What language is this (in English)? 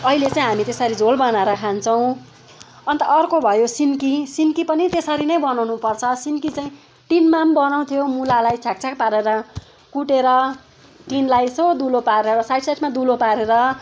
Nepali